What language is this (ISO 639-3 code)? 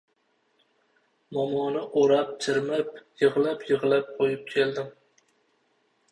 uzb